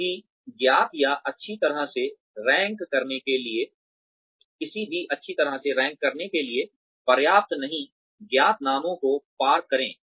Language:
Hindi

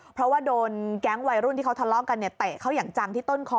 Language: Thai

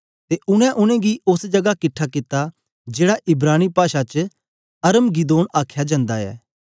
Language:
Dogri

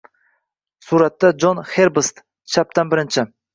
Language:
Uzbek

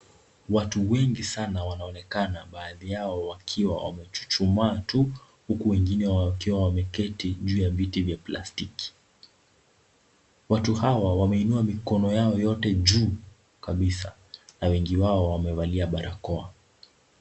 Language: Swahili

